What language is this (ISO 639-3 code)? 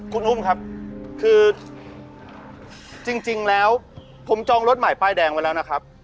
tha